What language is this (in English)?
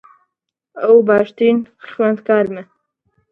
Central Kurdish